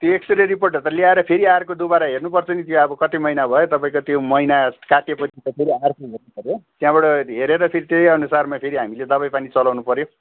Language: Nepali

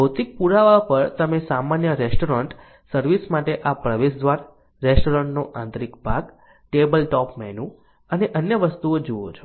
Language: Gujarati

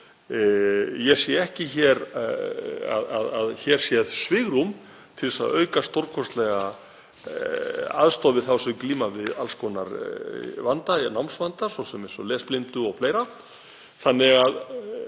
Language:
Icelandic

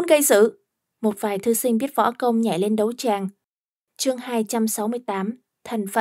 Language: Vietnamese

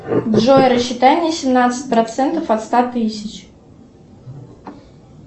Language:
Russian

